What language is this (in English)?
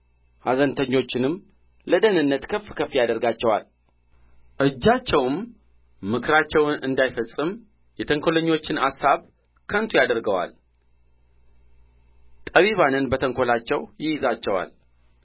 Amharic